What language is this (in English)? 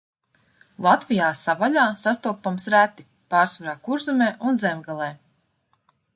Latvian